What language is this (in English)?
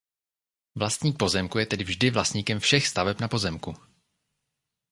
Czech